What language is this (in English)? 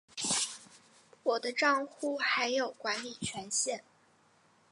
Chinese